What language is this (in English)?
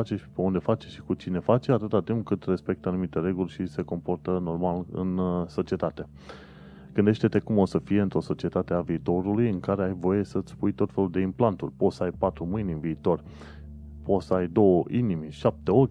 Romanian